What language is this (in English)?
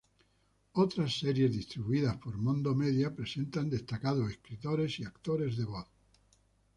Spanish